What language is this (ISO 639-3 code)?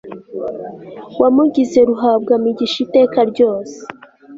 kin